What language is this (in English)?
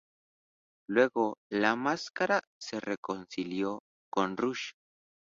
Spanish